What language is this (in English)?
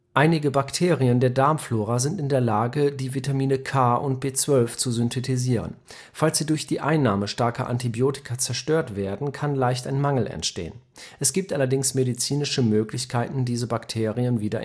German